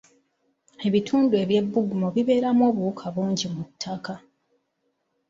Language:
Ganda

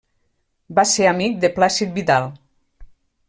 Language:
Catalan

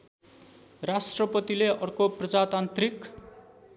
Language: Nepali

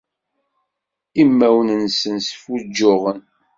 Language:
Kabyle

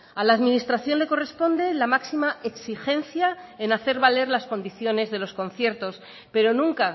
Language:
Spanish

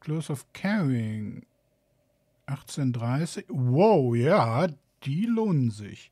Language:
German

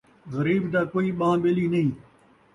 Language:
Saraiki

